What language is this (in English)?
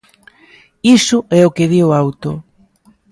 Galician